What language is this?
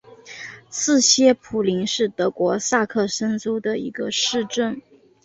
Chinese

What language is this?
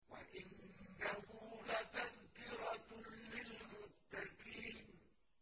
Arabic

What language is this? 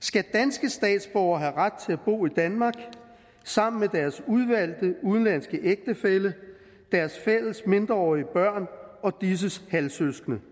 Danish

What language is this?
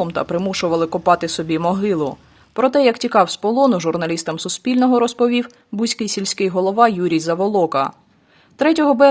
Ukrainian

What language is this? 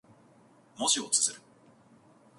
Japanese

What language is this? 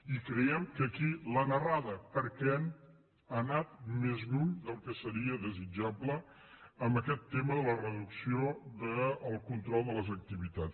Catalan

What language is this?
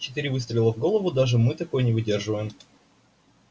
Russian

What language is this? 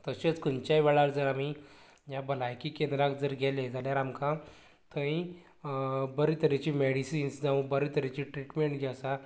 Konkani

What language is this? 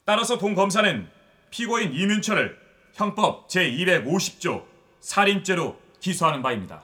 Korean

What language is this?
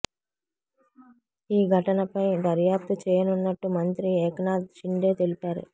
Telugu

